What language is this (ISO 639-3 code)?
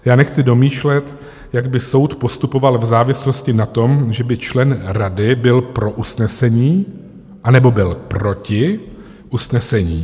ces